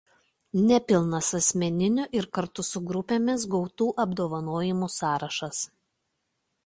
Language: Lithuanian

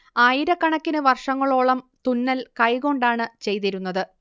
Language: Malayalam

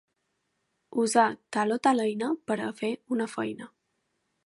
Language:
Catalan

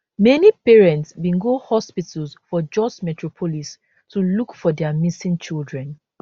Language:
Nigerian Pidgin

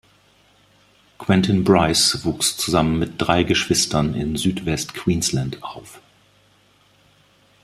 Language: German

